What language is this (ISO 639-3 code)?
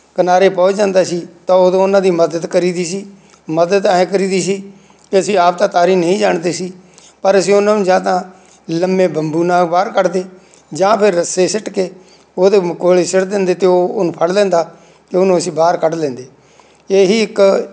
pan